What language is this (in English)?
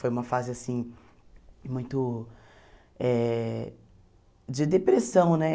Portuguese